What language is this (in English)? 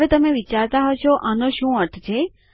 Gujarati